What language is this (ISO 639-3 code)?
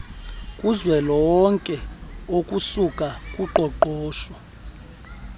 xho